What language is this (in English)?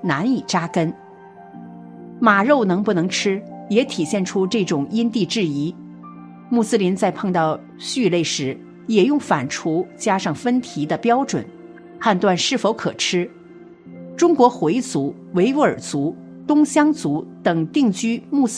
Chinese